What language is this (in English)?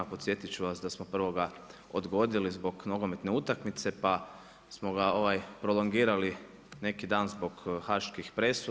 Croatian